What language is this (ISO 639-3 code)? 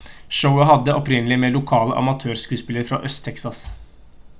nob